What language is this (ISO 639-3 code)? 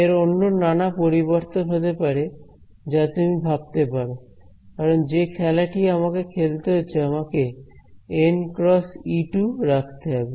ben